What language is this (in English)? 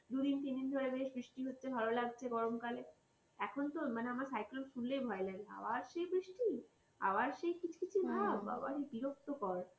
Bangla